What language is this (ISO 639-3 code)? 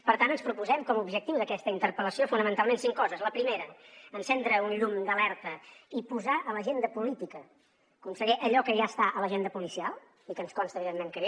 cat